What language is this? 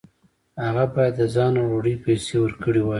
Pashto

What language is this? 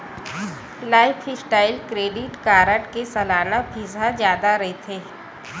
Chhattisgarhi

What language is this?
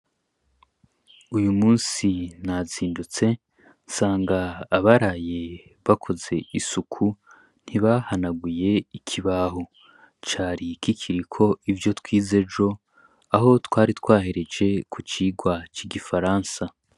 Rundi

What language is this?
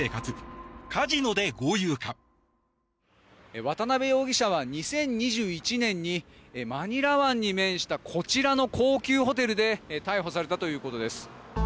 Japanese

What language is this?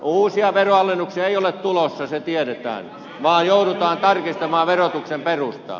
Finnish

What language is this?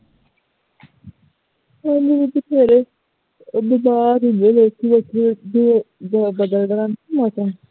Punjabi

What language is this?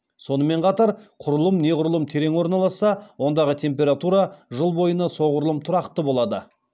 Kazakh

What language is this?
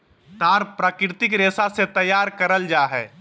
Magahi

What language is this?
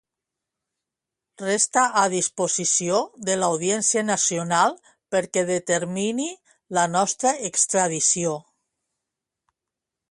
Catalan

